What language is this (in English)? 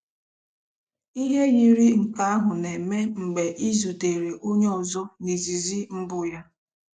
Igbo